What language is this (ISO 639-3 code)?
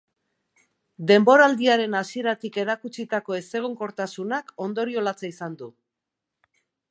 eus